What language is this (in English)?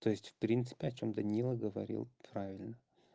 Russian